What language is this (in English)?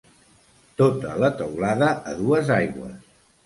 Catalan